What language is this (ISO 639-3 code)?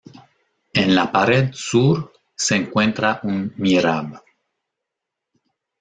spa